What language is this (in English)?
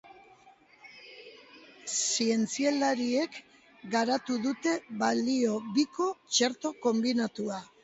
Basque